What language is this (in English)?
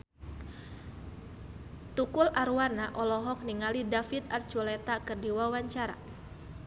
Sundanese